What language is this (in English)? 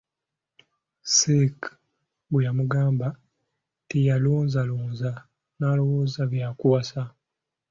Ganda